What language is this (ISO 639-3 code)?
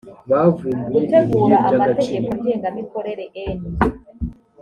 kin